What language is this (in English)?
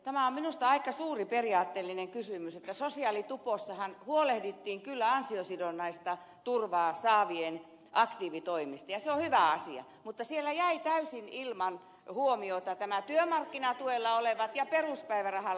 Finnish